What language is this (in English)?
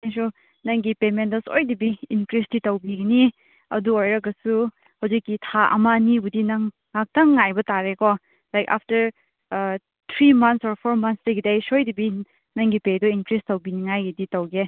Manipuri